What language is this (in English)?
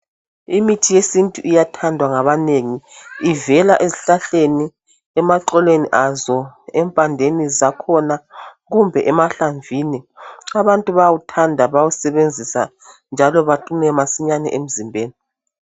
North Ndebele